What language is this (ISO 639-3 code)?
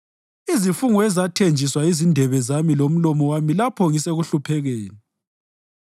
nde